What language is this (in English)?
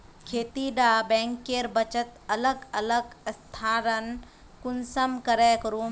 Magahi